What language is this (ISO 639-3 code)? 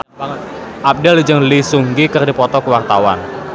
sun